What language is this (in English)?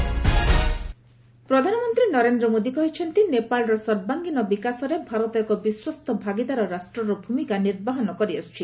Odia